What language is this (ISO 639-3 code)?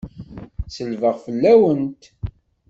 kab